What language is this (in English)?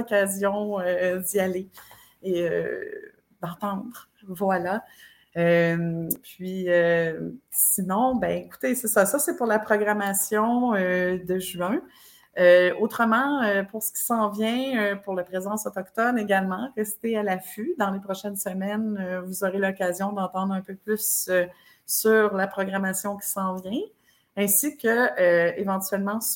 French